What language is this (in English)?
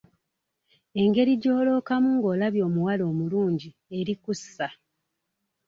Ganda